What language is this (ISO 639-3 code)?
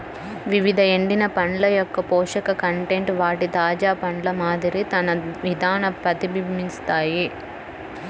tel